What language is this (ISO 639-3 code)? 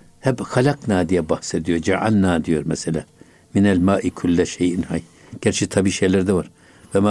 tur